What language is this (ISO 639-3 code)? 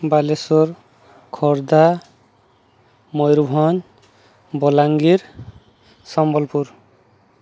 ori